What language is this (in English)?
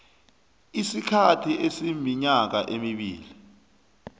South Ndebele